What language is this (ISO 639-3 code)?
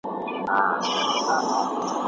pus